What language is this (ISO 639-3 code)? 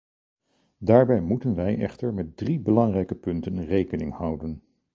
nld